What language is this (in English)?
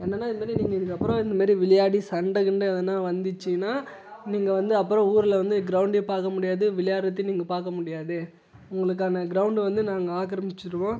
Tamil